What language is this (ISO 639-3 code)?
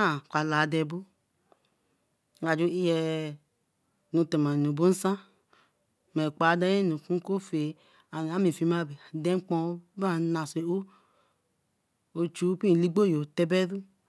elm